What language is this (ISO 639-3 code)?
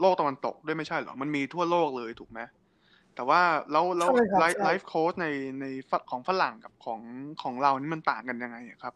tha